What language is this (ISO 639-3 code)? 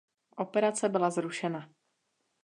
ces